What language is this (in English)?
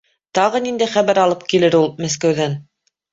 Bashkir